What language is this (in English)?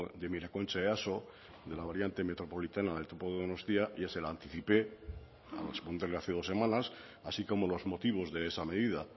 Spanish